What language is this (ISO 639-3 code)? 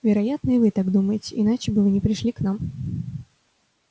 rus